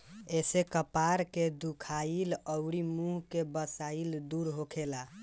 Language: Bhojpuri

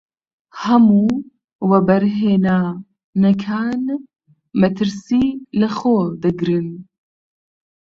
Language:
Central Kurdish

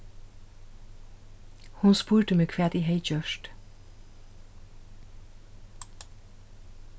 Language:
Faroese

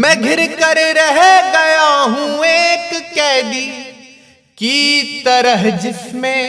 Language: Hindi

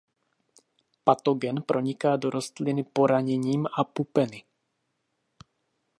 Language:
Czech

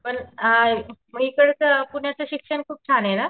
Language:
Marathi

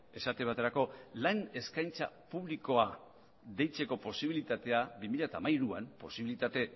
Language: Basque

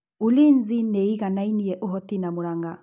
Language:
Kikuyu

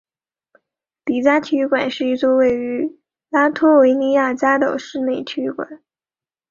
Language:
Chinese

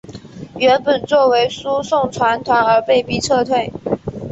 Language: Chinese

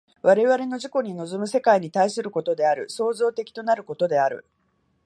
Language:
Japanese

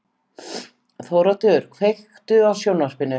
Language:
Icelandic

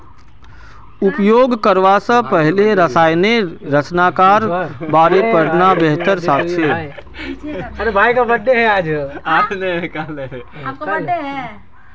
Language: Magahi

